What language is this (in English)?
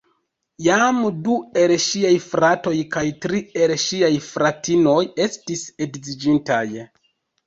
Esperanto